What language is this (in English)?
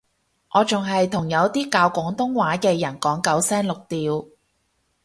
Cantonese